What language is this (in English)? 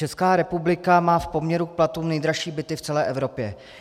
Czech